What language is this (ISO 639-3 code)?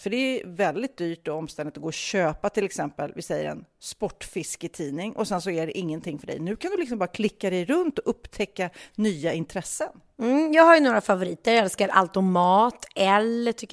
swe